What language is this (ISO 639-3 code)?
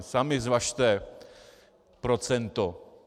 ces